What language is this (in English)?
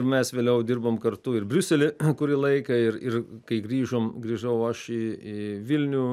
Lithuanian